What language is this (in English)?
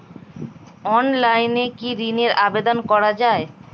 Bangla